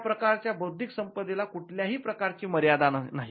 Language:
Marathi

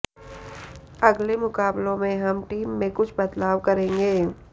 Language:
Hindi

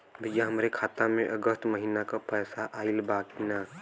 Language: Bhojpuri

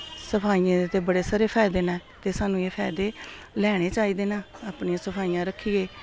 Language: Dogri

